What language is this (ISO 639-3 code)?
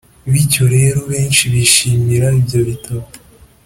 kin